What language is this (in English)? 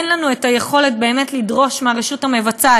Hebrew